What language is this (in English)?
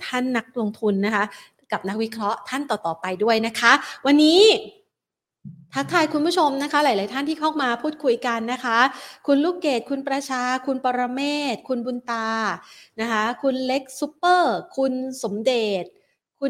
Thai